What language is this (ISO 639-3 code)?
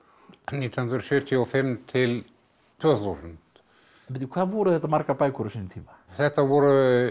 isl